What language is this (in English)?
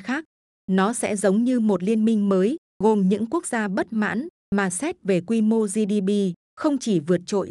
Vietnamese